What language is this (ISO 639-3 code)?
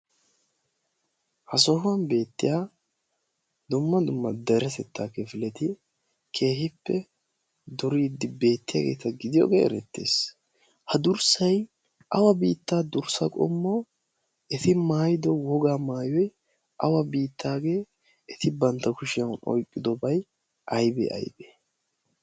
wal